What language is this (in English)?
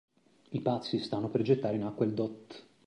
Italian